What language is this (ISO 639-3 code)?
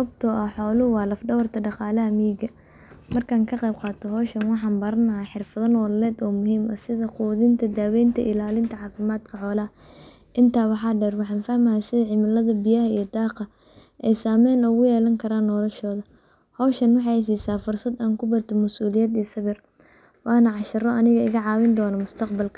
som